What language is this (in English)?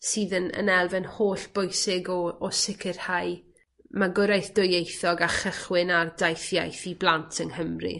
Welsh